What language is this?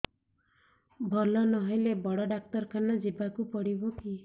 Odia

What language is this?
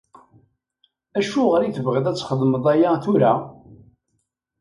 Kabyle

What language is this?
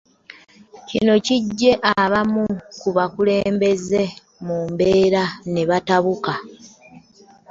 Ganda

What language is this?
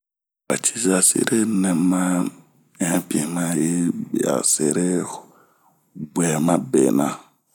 Bomu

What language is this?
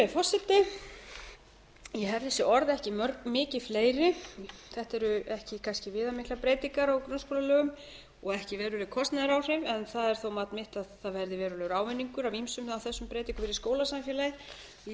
Icelandic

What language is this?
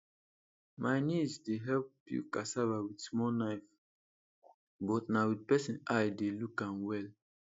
Nigerian Pidgin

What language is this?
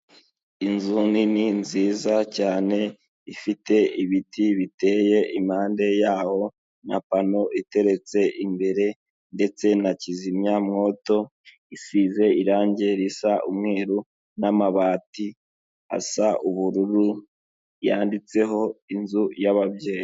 Kinyarwanda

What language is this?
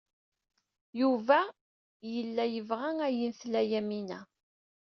Kabyle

